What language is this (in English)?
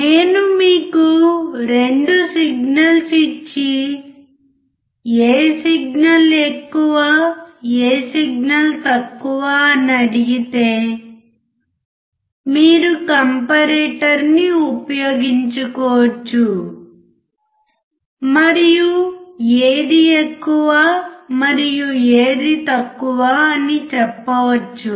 Telugu